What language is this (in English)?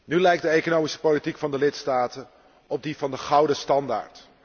Dutch